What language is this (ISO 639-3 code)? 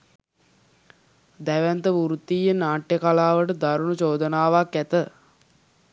sin